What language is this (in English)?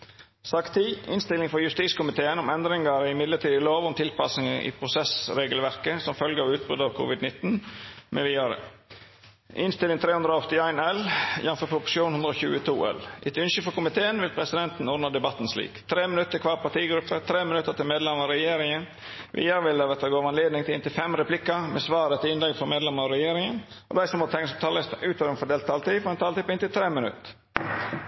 Norwegian Nynorsk